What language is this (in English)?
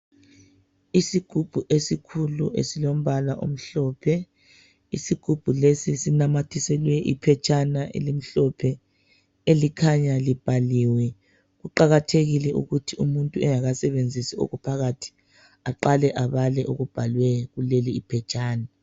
North Ndebele